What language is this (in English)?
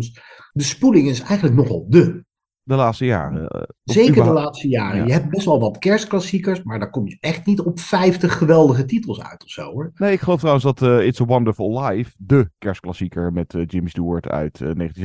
Dutch